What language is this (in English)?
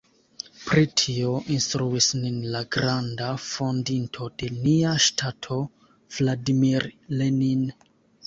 Esperanto